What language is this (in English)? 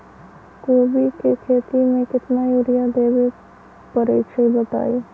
Magahi